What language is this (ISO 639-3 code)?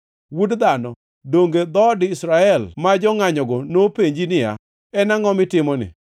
luo